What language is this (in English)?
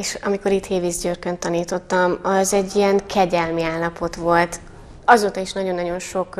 Hungarian